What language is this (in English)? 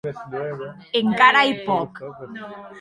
Occitan